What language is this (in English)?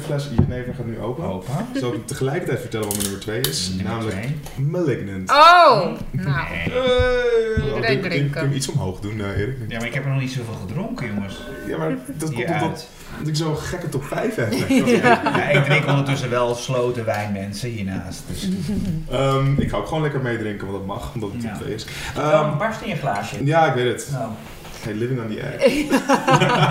Dutch